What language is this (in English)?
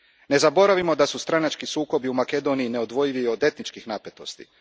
Croatian